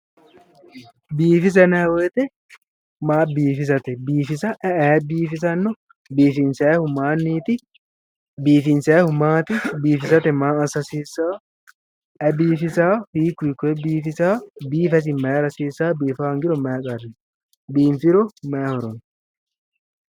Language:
Sidamo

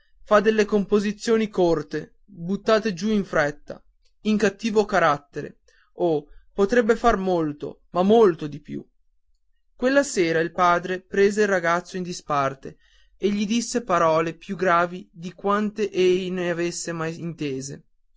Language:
Italian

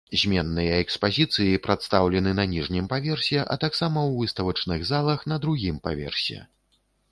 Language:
Belarusian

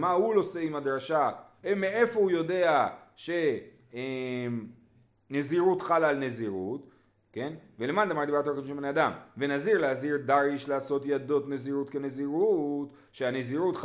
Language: Hebrew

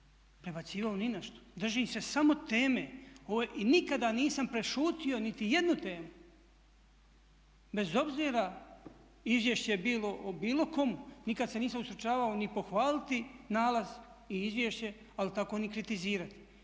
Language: Croatian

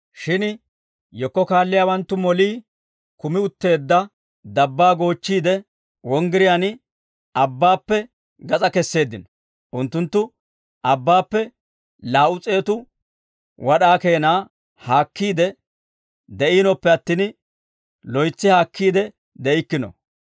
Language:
Dawro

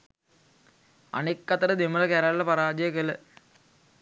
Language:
Sinhala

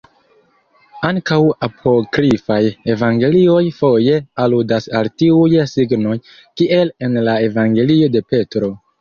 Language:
Esperanto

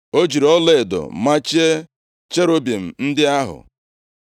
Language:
Igbo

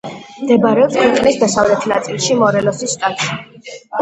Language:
Georgian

